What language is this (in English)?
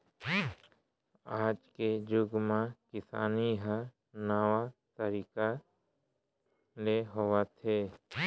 Chhattisgarhi